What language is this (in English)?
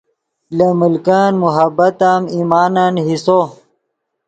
Yidgha